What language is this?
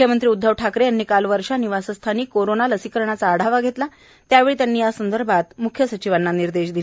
Marathi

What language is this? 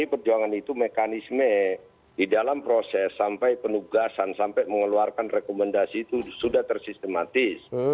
Indonesian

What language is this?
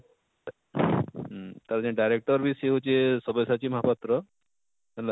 Odia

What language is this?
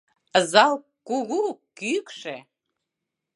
Mari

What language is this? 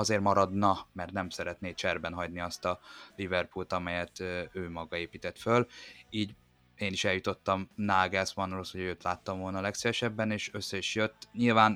Hungarian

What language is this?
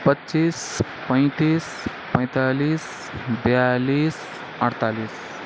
Nepali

